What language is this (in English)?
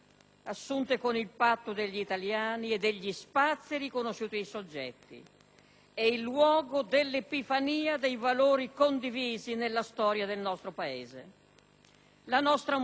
Italian